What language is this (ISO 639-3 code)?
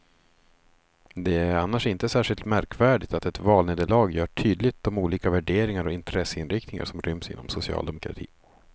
swe